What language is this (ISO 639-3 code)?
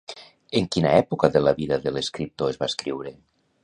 cat